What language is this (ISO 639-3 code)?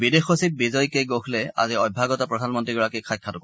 asm